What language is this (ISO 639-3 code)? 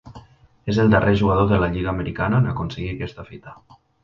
cat